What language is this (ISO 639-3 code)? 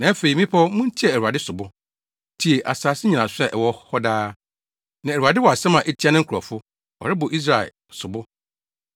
aka